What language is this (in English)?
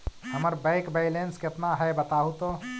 Magahi